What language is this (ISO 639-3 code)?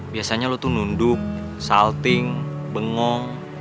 ind